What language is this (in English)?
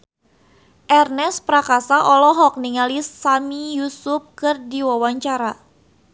Sundanese